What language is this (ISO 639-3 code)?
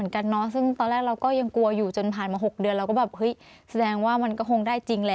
tha